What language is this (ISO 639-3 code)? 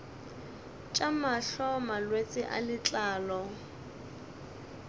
nso